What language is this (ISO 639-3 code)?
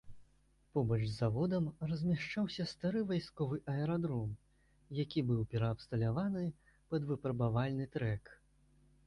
bel